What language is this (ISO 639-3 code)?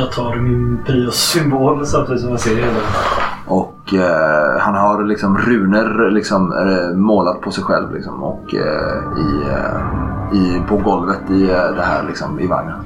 swe